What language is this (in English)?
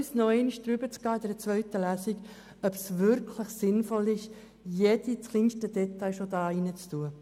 Swiss German